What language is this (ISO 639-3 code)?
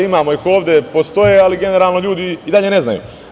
srp